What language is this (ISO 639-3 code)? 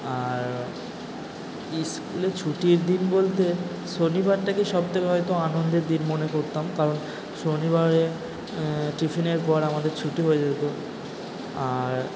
ben